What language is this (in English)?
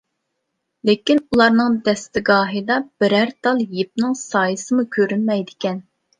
Uyghur